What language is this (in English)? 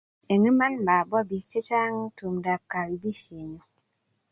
Kalenjin